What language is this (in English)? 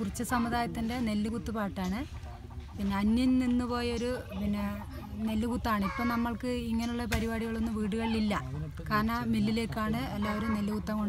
Turkish